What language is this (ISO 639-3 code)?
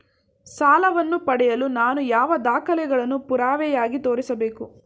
kan